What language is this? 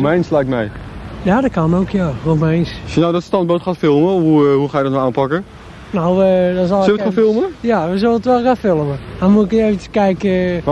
Dutch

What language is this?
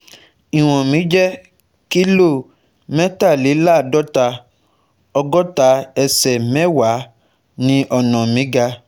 Yoruba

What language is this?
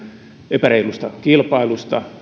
Finnish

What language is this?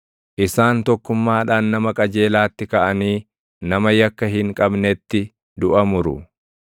Oromo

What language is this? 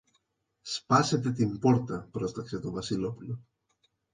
Greek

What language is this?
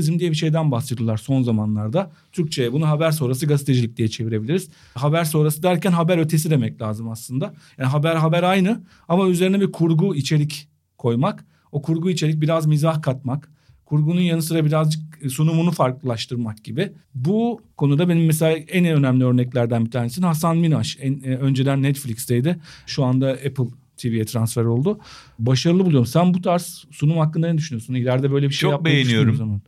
Turkish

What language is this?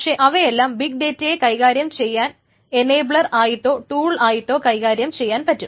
Malayalam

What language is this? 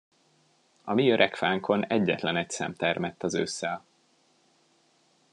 Hungarian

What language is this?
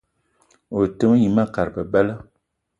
Eton (Cameroon)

